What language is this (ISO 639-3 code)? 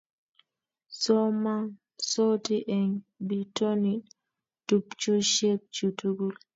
kln